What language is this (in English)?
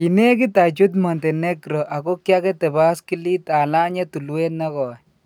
Kalenjin